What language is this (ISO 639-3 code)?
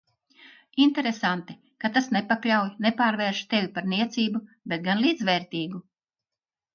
lav